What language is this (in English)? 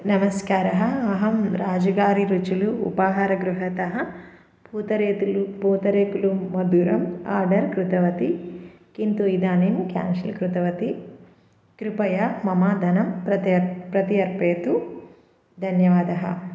Sanskrit